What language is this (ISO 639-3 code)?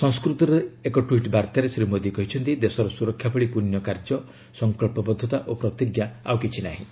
ori